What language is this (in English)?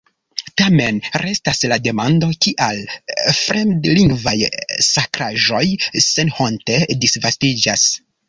Esperanto